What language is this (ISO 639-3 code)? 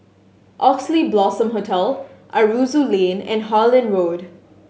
eng